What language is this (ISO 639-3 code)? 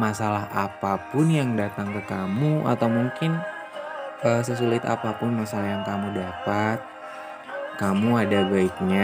ind